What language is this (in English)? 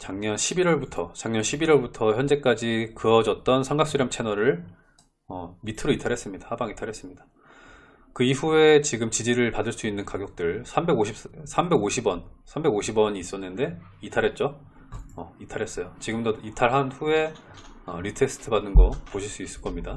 Korean